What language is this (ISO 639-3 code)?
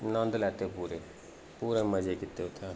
doi